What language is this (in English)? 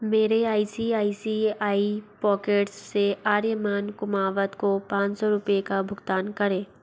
Hindi